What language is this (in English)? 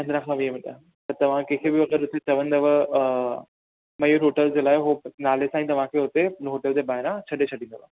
Sindhi